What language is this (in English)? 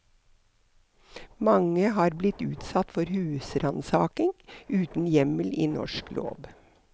Norwegian